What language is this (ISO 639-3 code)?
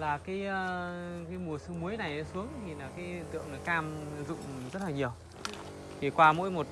vie